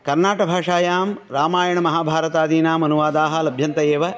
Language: Sanskrit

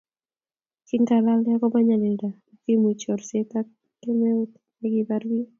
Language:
Kalenjin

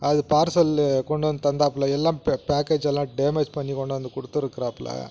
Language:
Tamil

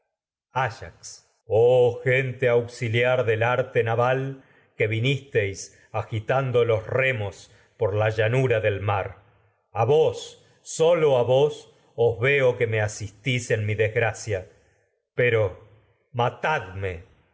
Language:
Spanish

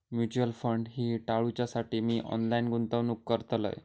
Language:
Marathi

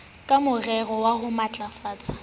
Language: Southern Sotho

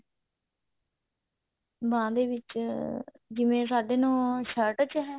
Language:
Punjabi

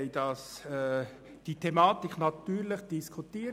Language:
Swiss German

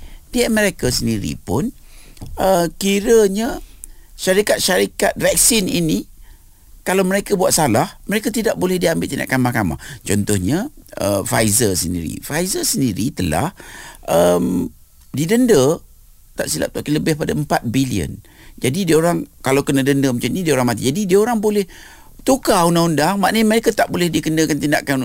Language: Malay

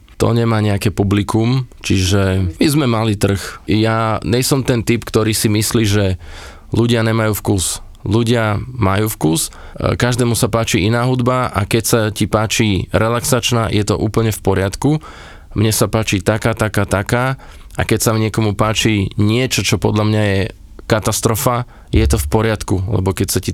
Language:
Slovak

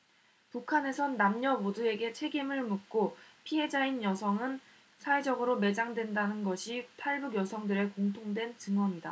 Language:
Korean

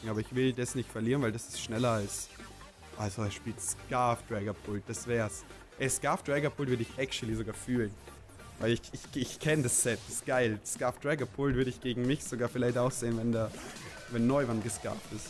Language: German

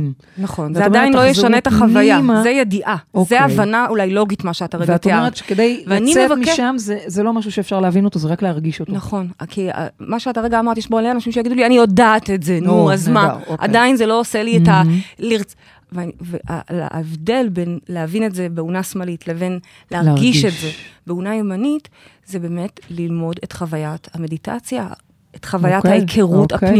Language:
Hebrew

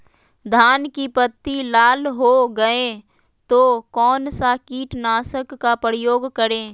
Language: Magahi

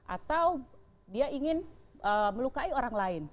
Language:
Indonesian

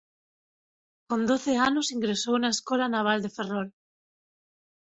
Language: Galician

